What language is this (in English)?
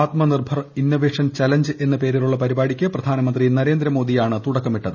Malayalam